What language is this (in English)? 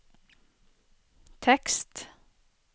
Norwegian